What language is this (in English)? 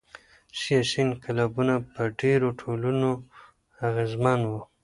Pashto